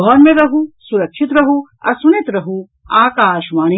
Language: Maithili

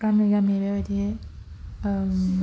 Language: Bodo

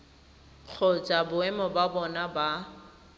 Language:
Tswana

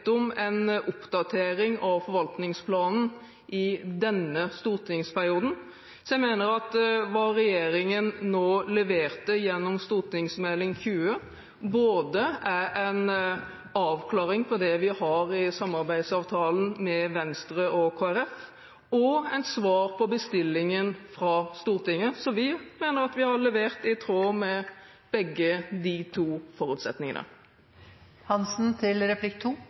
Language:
Norwegian Bokmål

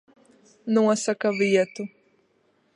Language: Latvian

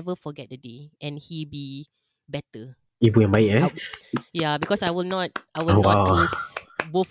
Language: Malay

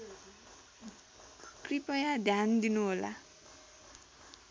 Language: Nepali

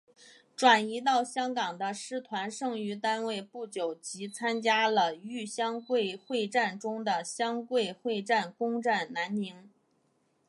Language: Chinese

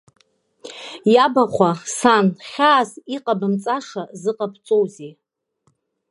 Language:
Abkhazian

